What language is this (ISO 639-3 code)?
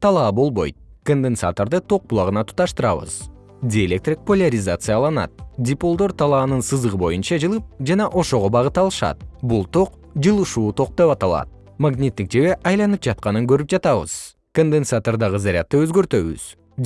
kir